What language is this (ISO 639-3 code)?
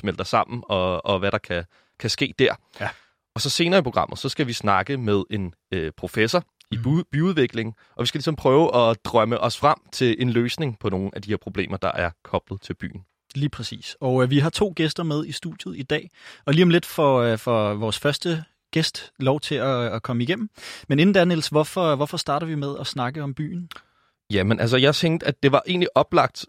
dan